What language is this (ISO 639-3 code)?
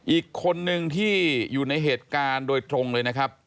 tha